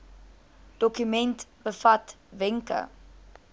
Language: Afrikaans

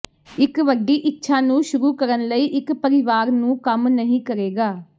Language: Punjabi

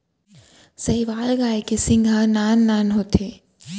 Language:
Chhattisgarhi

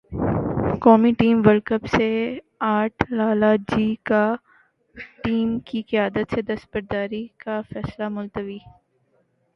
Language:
Urdu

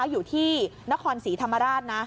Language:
Thai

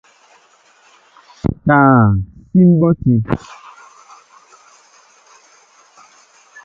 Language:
Mbo (Cameroon)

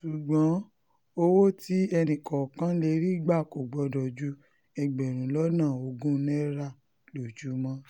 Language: Yoruba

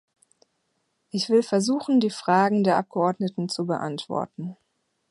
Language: German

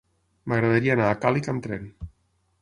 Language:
Catalan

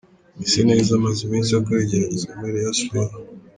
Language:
Kinyarwanda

